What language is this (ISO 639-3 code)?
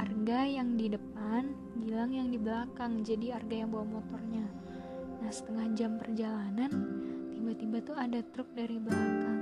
ind